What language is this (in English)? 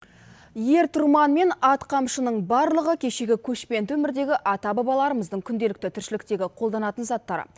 Kazakh